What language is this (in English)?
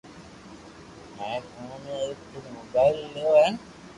Loarki